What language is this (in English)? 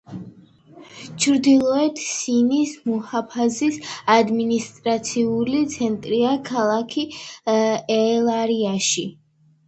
Georgian